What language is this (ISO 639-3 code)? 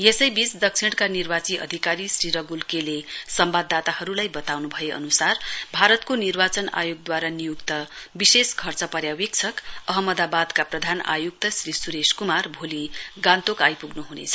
nep